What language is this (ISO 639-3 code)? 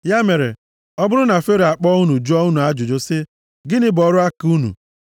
ibo